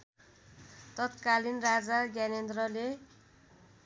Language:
Nepali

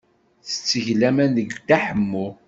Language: Kabyle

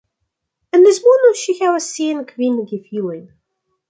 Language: Esperanto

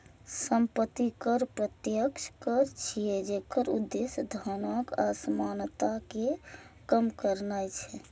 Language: Maithili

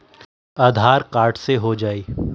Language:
Magahi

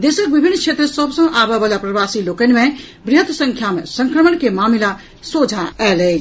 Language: Maithili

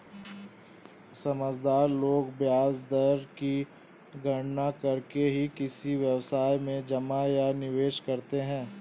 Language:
Hindi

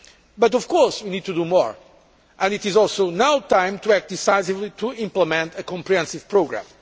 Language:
English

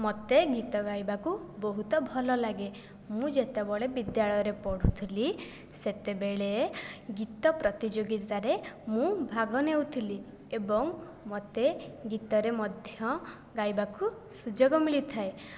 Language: Odia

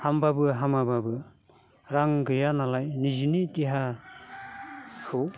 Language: Bodo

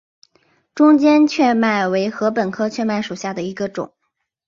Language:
Chinese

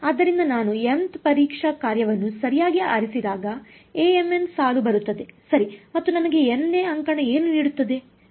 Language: Kannada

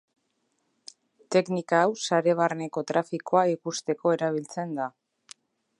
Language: Basque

